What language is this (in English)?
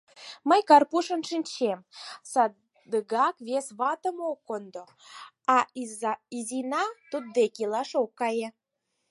Mari